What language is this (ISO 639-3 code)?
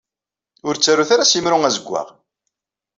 kab